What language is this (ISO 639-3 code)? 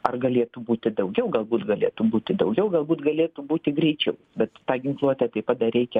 lit